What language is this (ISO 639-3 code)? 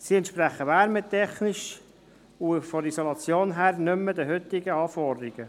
gsw